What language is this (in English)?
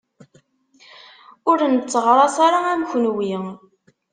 Kabyle